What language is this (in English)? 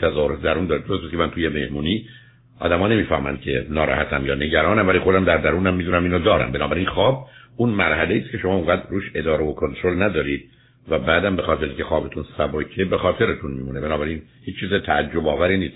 Persian